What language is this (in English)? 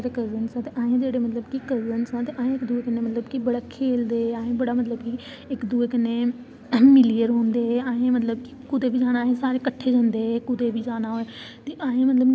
Dogri